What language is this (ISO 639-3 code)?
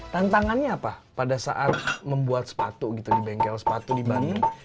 ind